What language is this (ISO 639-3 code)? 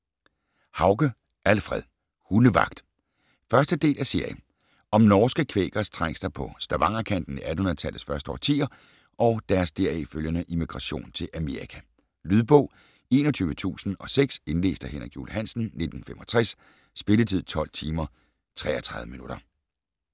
dan